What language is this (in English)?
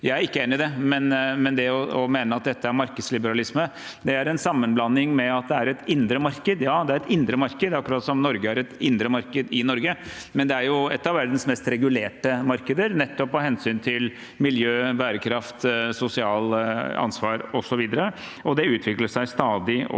Norwegian